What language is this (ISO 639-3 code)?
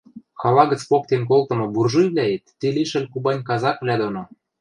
mrj